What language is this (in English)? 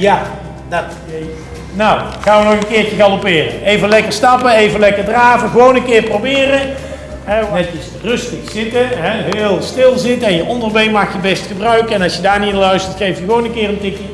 Dutch